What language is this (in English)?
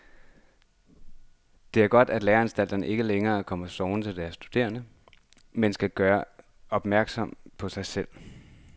Danish